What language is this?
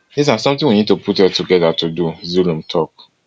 Nigerian Pidgin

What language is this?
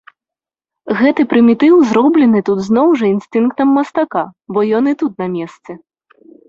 Belarusian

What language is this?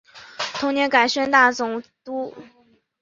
Chinese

